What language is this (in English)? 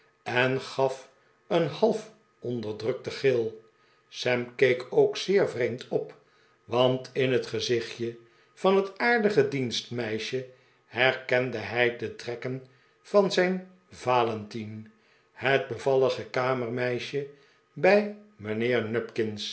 Dutch